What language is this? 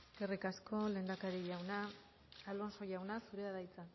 Basque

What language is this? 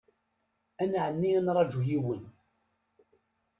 Kabyle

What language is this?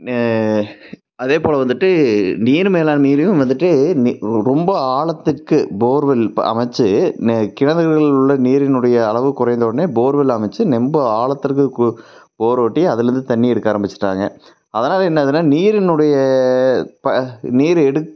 Tamil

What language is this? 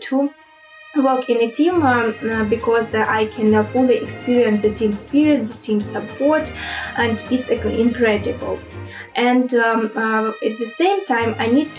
English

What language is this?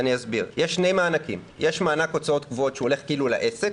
Hebrew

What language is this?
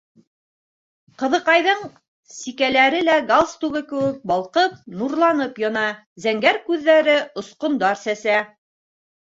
Bashkir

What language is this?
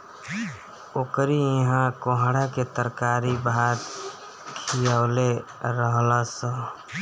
Bhojpuri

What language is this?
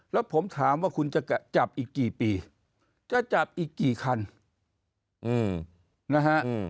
Thai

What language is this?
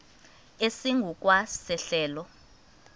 Xhosa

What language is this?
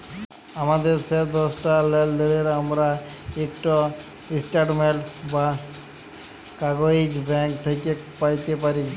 Bangla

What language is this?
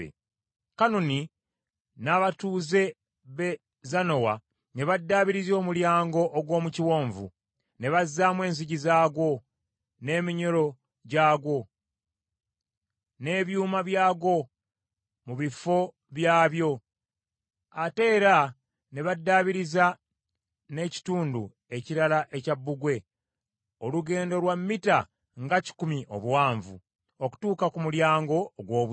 Ganda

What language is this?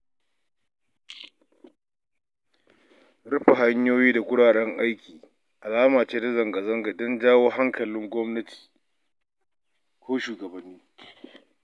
Hausa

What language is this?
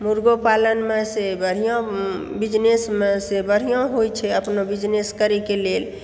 Maithili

